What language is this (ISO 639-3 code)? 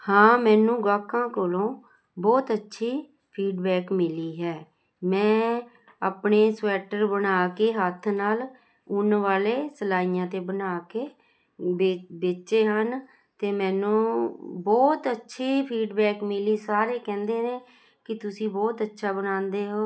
pan